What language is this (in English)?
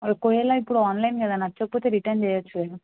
Telugu